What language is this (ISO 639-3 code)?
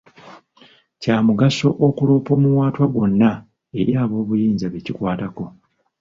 lug